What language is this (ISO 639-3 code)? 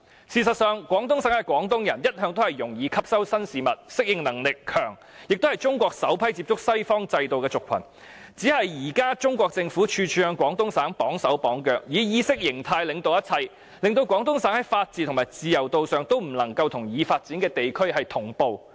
yue